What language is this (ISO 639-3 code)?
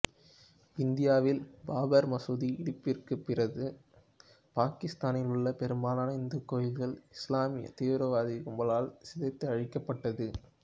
tam